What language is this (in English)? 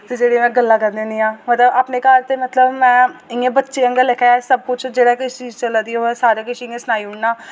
Dogri